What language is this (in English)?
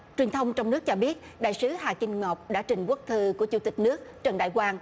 Vietnamese